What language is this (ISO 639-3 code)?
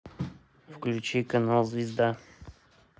rus